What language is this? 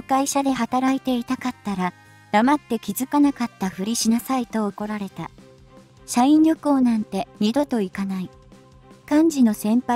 Japanese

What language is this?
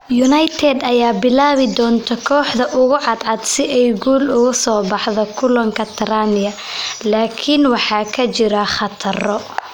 Somali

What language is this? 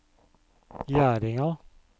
Norwegian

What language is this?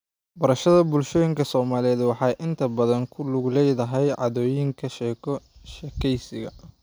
Somali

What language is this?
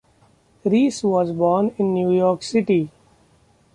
English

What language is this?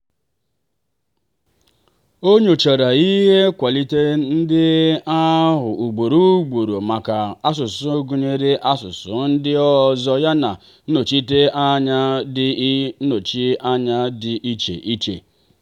Igbo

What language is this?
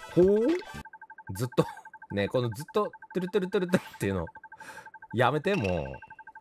Japanese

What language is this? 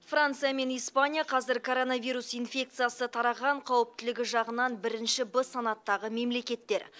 Kazakh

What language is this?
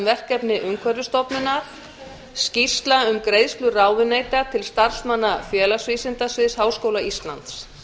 Icelandic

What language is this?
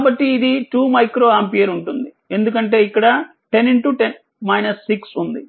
Telugu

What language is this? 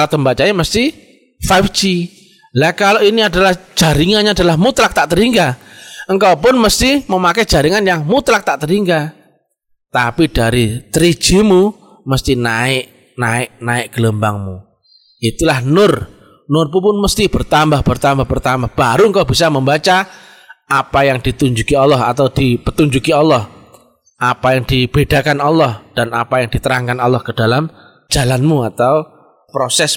Indonesian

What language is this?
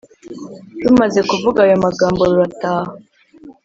Kinyarwanda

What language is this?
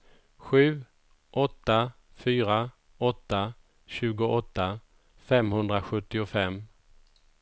Swedish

